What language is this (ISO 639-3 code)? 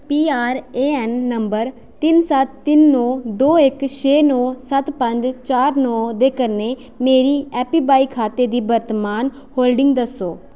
doi